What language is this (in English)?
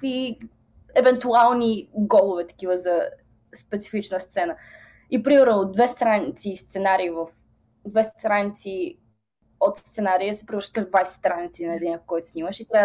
Bulgarian